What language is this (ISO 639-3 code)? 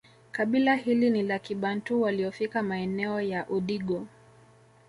swa